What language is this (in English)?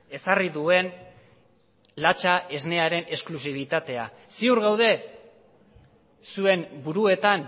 Basque